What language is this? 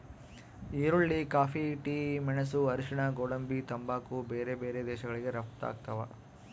Kannada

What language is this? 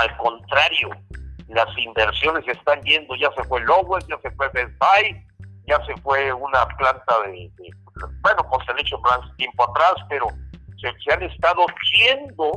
Spanish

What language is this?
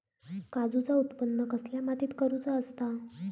Marathi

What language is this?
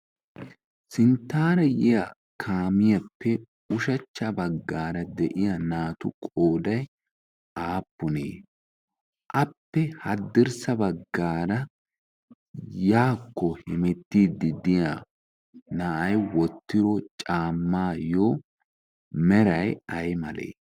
Wolaytta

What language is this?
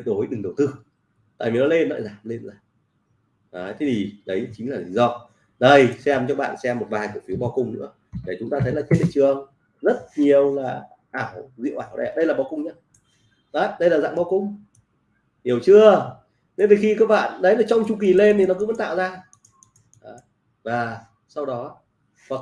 Vietnamese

